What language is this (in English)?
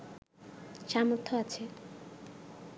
Bangla